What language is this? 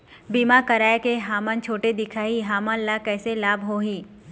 Chhattisgarhi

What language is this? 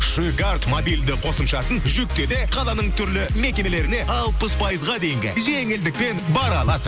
Kazakh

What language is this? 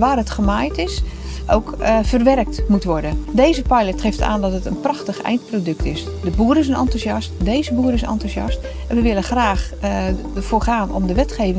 Dutch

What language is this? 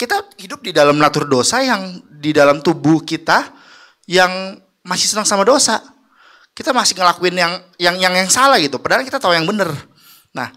Indonesian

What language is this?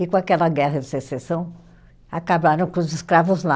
Portuguese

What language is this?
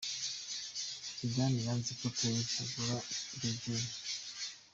Kinyarwanda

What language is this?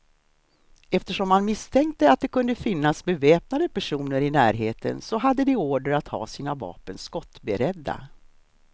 Swedish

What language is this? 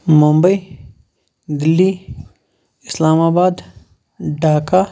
Kashmiri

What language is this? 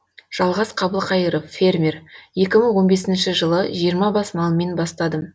Kazakh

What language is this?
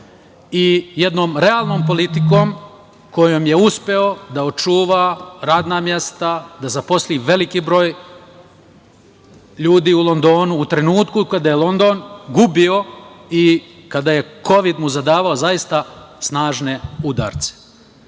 Serbian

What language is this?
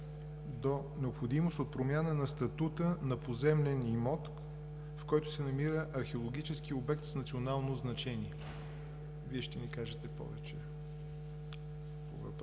Bulgarian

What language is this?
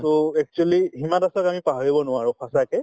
Assamese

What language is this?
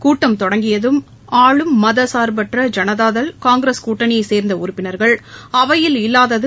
Tamil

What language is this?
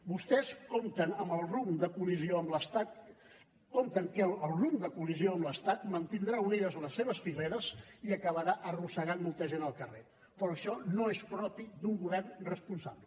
Catalan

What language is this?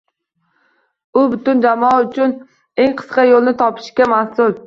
Uzbek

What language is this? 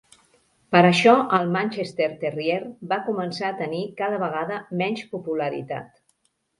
Catalan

